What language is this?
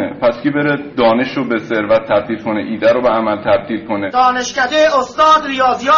Persian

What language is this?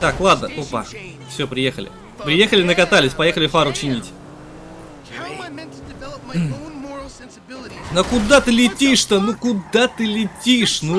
Russian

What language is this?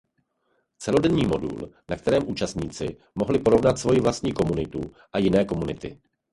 Czech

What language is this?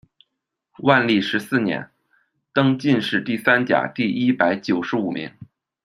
Chinese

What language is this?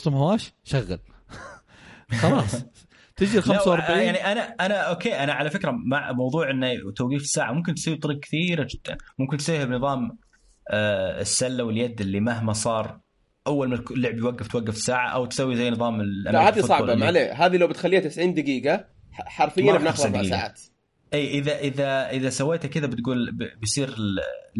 Arabic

